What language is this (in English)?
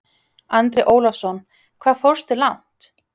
Icelandic